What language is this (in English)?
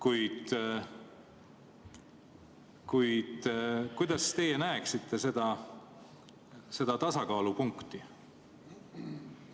Estonian